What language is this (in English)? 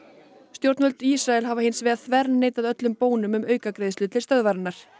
Icelandic